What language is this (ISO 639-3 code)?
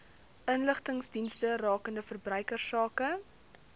afr